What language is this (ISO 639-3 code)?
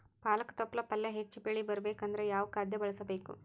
kan